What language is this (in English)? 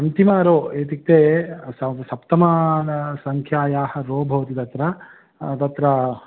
Sanskrit